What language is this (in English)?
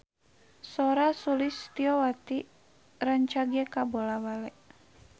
Sundanese